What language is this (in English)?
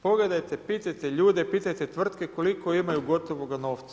Croatian